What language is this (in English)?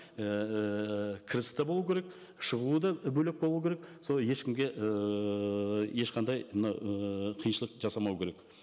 Kazakh